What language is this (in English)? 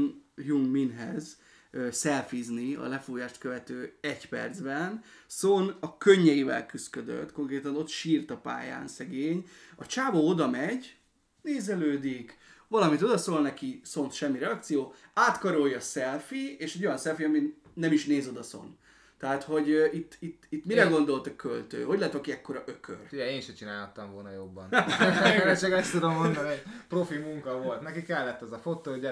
Hungarian